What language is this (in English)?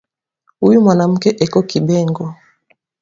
Swahili